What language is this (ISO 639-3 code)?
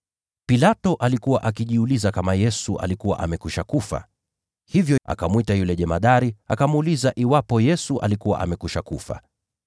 swa